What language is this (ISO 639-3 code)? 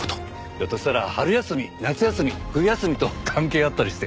jpn